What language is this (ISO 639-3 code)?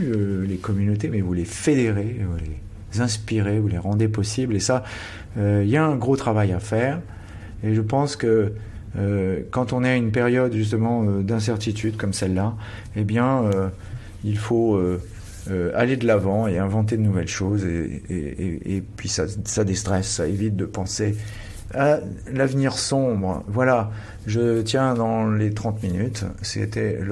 fra